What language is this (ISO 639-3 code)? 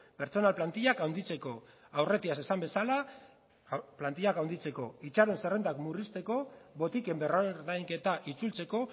eus